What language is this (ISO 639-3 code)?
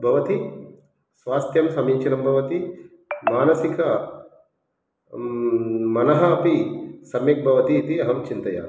san